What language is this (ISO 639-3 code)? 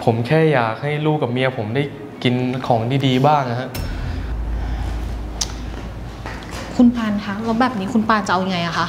tha